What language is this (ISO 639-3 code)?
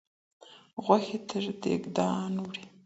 pus